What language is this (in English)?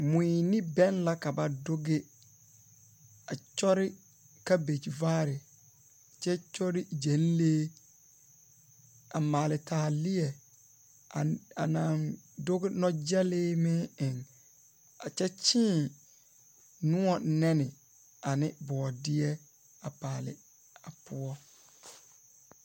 Southern Dagaare